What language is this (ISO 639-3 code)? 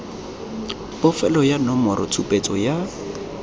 tsn